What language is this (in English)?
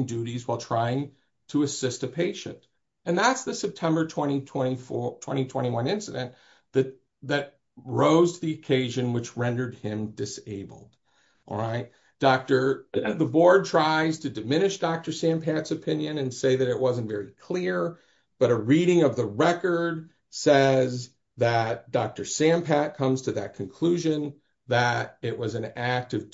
English